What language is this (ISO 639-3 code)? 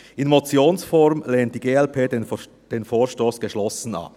gsw